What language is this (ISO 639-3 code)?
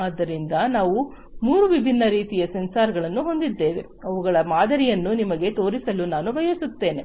kan